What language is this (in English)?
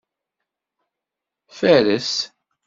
Kabyle